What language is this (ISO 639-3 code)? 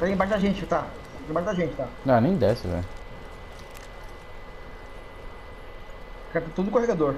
por